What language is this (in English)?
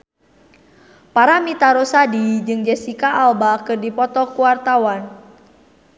Sundanese